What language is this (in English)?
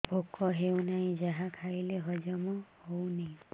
Odia